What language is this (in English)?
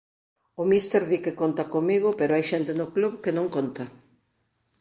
Galician